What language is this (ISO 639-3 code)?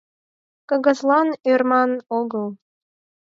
chm